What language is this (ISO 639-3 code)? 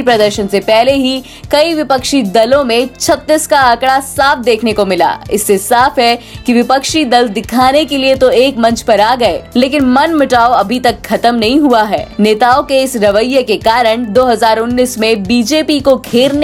hin